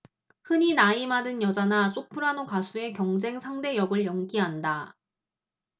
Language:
Korean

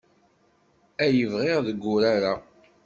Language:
Kabyle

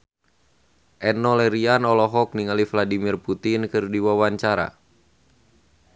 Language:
Sundanese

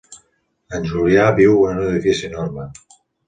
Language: Catalan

